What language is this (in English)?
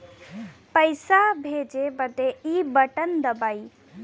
Bhojpuri